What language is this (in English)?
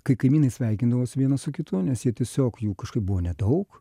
Lithuanian